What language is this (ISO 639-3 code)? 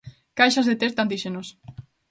glg